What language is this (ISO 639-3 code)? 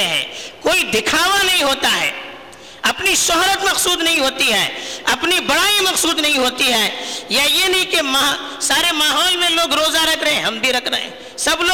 urd